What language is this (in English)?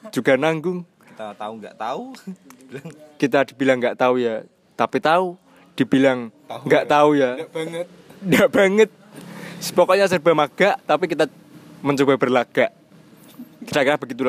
Indonesian